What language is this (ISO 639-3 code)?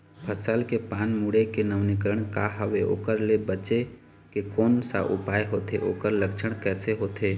hne